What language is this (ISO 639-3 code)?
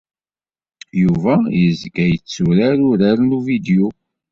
kab